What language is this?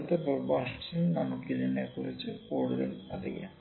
Malayalam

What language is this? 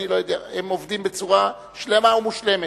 Hebrew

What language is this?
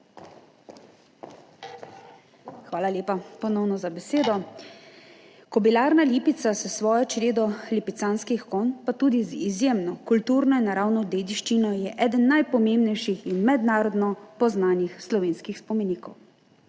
Slovenian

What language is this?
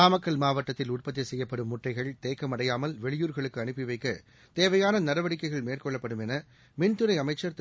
Tamil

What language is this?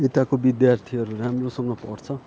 Nepali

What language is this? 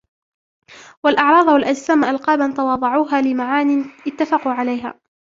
Arabic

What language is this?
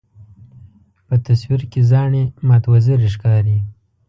Pashto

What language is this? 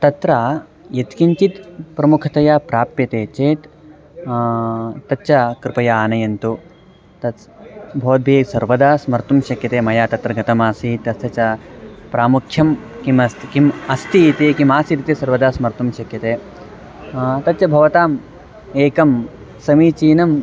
Sanskrit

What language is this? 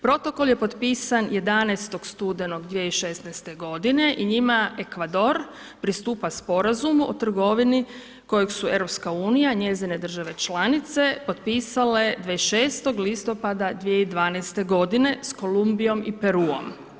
Croatian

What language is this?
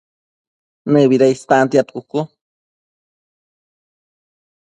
Matsés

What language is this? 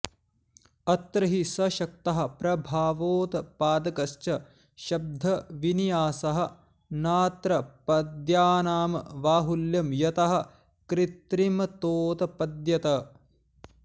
Sanskrit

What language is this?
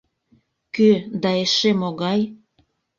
Mari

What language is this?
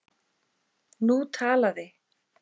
Icelandic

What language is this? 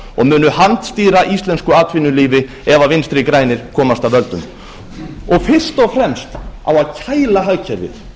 Icelandic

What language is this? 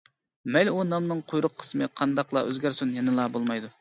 Uyghur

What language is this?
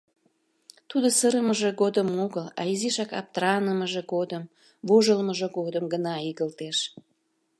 Mari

